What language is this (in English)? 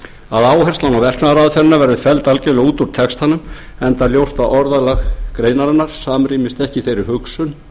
Icelandic